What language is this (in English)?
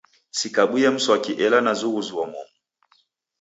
Taita